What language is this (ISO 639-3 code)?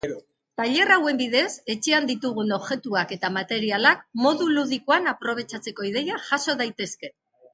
eus